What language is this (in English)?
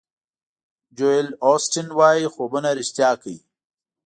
Pashto